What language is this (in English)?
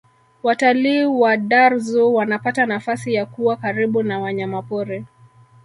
Swahili